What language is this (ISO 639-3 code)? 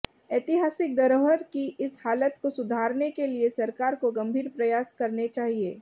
hin